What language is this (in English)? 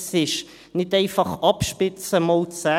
Swiss German